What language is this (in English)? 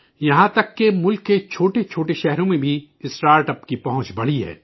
Urdu